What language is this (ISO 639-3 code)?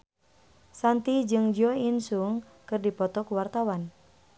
sun